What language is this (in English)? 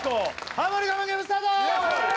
Japanese